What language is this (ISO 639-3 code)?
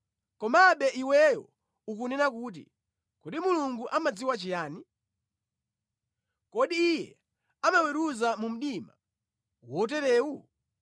nya